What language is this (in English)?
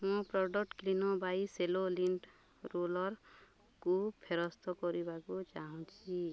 Odia